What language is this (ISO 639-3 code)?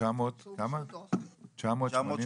heb